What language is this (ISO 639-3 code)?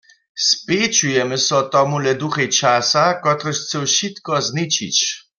hsb